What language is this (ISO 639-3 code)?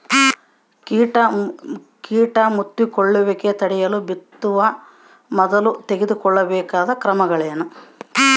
kan